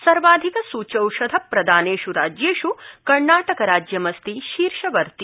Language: Sanskrit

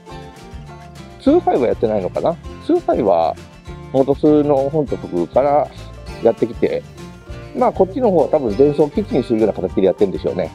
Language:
Japanese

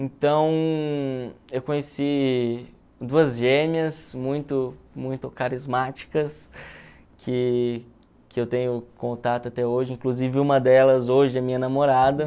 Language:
Portuguese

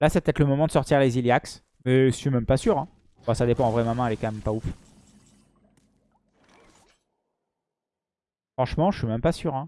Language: French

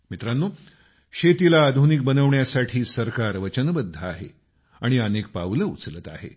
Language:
Marathi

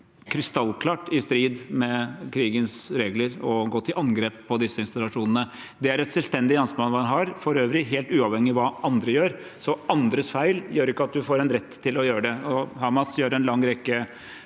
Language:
Norwegian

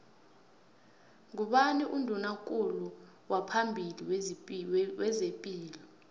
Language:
South Ndebele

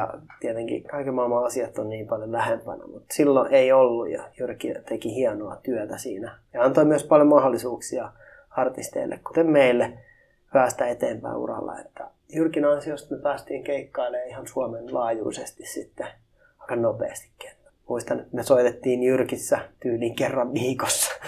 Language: Finnish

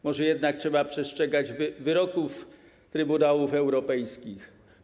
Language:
Polish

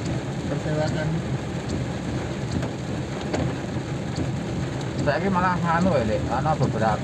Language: Indonesian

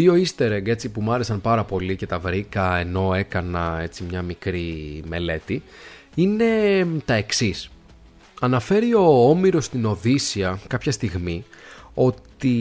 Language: Greek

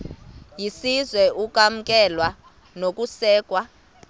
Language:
Xhosa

